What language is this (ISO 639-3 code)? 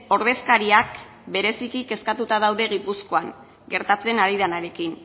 eus